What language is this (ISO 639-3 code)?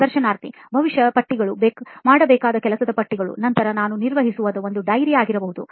kan